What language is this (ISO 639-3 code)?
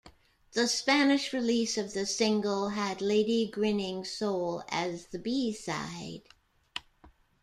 eng